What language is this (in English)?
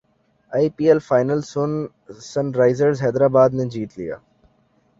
Urdu